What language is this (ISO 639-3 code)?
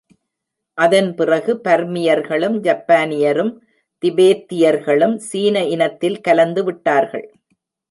tam